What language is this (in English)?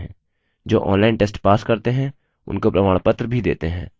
Hindi